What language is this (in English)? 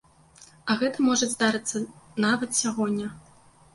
Belarusian